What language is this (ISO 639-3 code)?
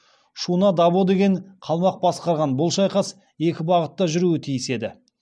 kaz